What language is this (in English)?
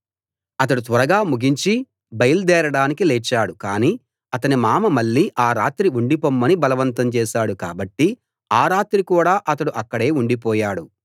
Telugu